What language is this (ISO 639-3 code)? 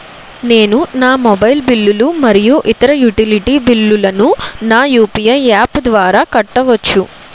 tel